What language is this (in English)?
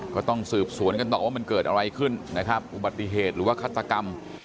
Thai